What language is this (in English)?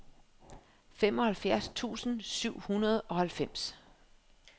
Danish